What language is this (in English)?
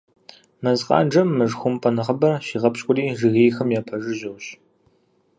Kabardian